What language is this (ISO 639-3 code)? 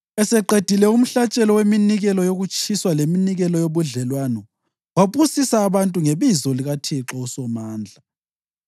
nde